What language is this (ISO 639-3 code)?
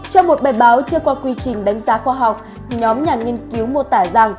vie